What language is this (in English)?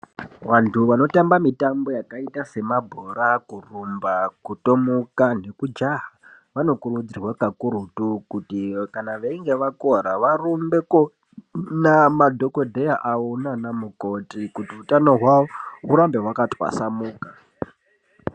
Ndau